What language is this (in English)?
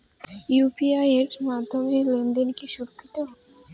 Bangla